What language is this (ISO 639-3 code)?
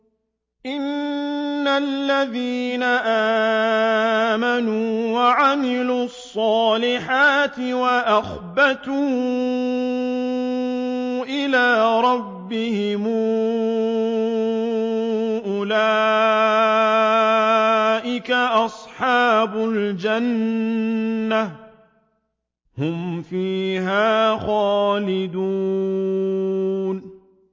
ara